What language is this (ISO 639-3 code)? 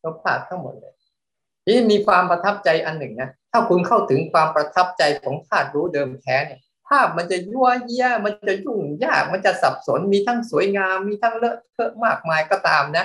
tha